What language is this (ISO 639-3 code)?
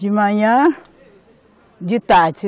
por